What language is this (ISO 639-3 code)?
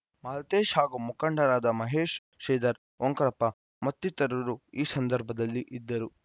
kan